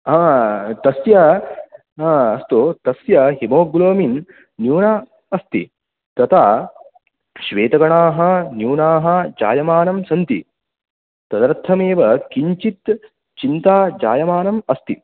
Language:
Sanskrit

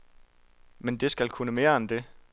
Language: Danish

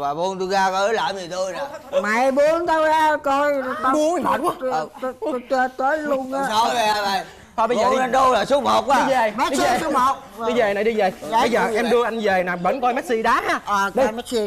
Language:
Vietnamese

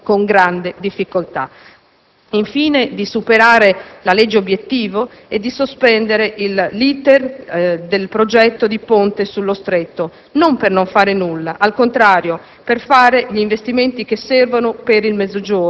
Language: Italian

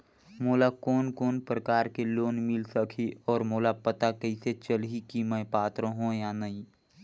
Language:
Chhattisgarhi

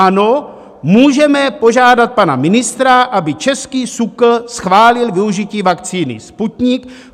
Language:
Czech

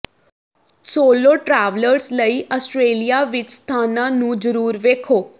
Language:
Punjabi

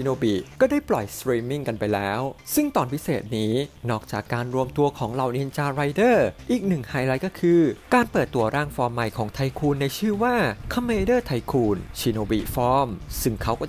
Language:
Thai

